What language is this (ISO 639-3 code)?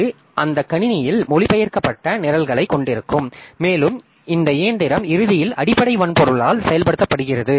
tam